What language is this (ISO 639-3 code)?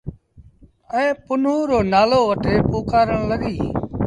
sbn